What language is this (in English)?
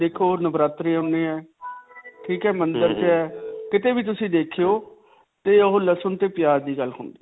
Punjabi